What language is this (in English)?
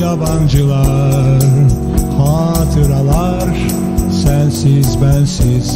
Turkish